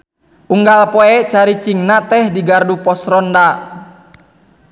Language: Sundanese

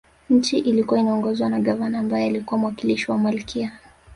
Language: Swahili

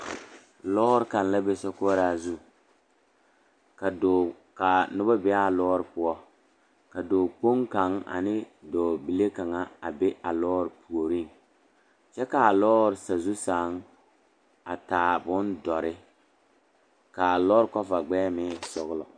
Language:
Southern Dagaare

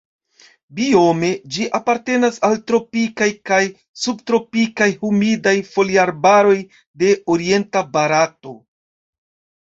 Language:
Esperanto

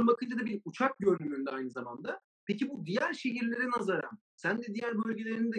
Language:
Turkish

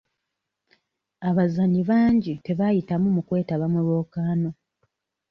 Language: Ganda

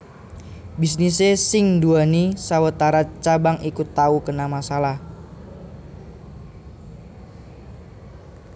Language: Javanese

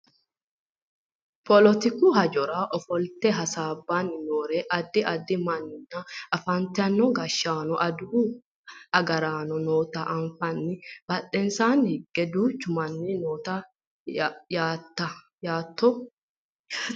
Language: Sidamo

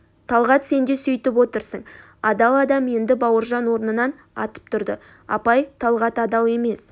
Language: Kazakh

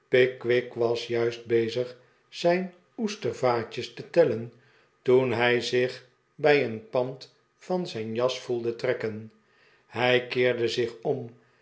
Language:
Dutch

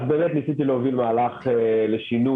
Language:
Hebrew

